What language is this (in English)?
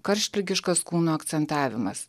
Lithuanian